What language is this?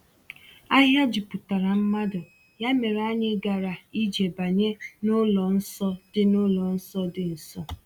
Igbo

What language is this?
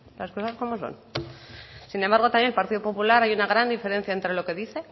Spanish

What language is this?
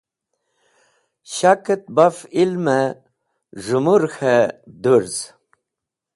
Wakhi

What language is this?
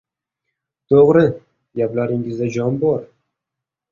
Uzbek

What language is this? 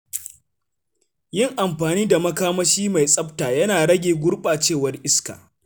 Hausa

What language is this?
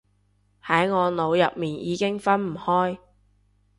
Cantonese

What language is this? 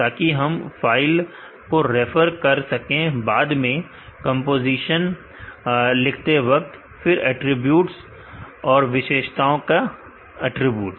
Hindi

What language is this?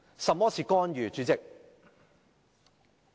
Cantonese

